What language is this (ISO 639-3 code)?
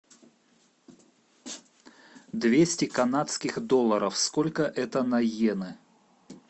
rus